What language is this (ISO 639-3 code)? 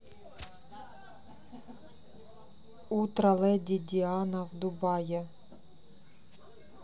rus